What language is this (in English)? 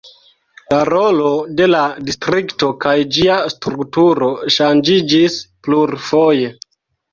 Esperanto